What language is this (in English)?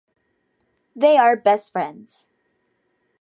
English